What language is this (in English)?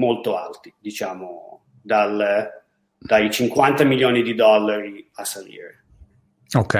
Italian